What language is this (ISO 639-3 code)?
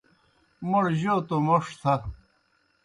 plk